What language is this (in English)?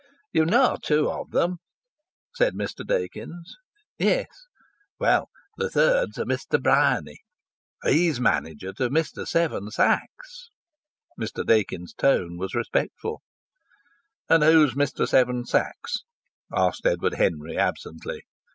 English